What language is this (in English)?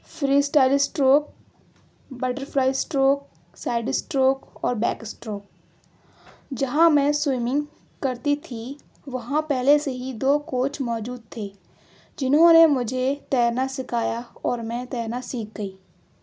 Urdu